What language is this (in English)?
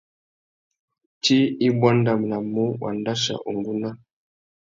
Tuki